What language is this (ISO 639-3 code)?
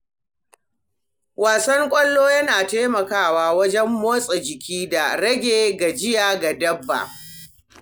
hau